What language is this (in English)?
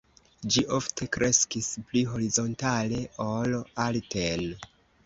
Esperanto